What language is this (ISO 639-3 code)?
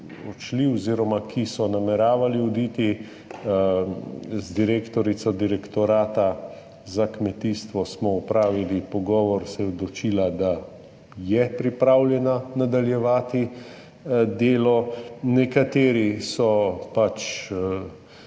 slv